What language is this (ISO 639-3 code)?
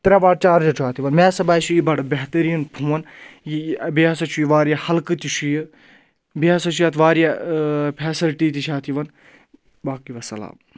kas